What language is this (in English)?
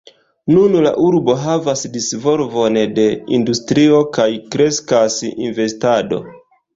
Esperanto